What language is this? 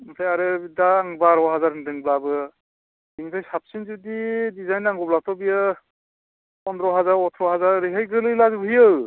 Bodo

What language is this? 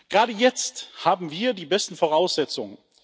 German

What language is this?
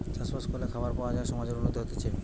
Bangla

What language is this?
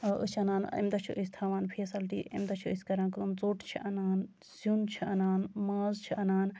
Kashmiri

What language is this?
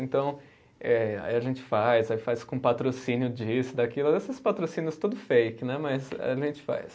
Portuguese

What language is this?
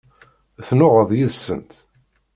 Kabyle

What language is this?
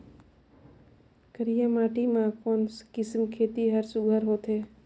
Chhattisgarhi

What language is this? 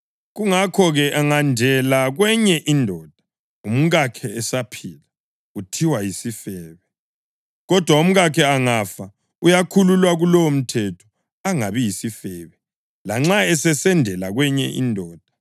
North Ndebele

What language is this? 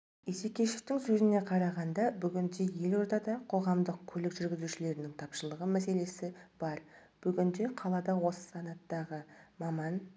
Kazakh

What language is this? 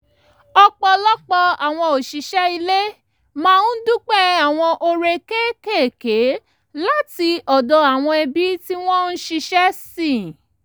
Yoruba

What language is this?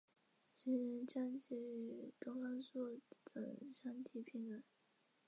Chinese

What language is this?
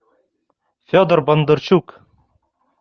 Russian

